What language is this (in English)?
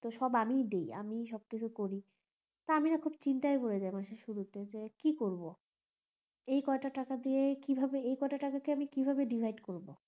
Bangla